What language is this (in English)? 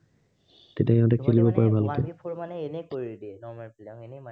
Assamese